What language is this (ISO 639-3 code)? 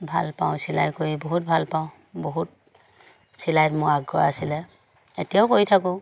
asm